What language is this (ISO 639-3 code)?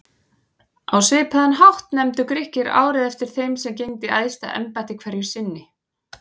isl